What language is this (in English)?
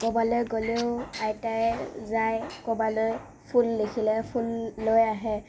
Assamese